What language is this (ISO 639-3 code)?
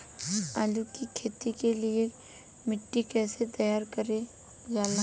bho